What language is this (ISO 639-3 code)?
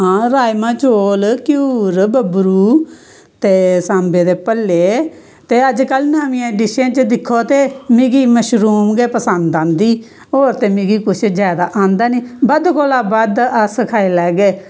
doi